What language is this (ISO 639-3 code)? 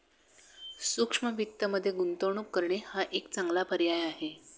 mar